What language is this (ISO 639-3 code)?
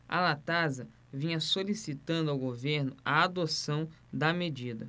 por